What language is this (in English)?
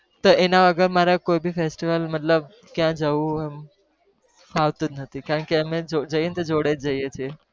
Gujarati